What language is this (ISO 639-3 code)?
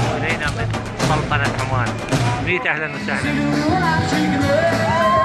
ara